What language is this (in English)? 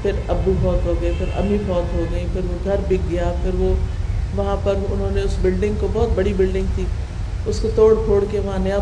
Urdu